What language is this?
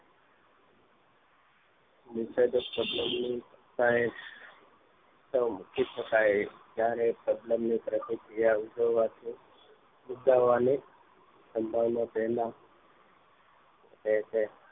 Gujarati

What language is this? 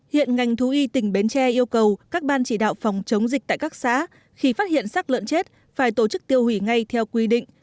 Vietnamese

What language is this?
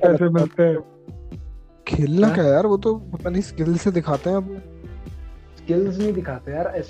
Hindi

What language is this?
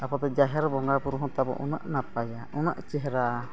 Santali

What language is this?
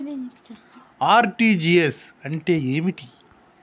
Telugu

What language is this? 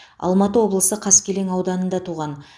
Kazakh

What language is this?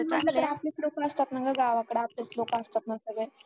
Marathi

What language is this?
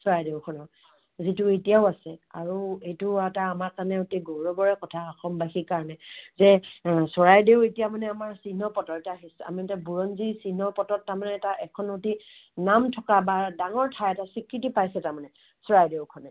Assamese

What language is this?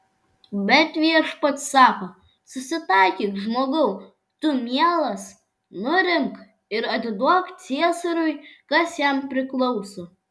Lithuanian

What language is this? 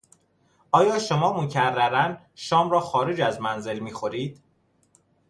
Persian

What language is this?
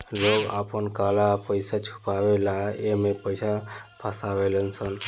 Bhojpuri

